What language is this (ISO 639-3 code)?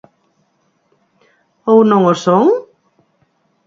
glg